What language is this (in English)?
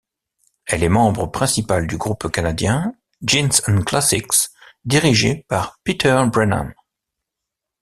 French